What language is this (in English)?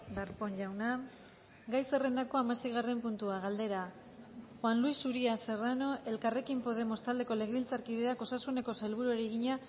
Basque